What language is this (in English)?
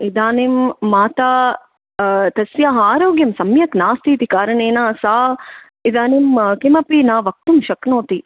Sanskrit